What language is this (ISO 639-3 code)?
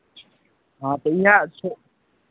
mai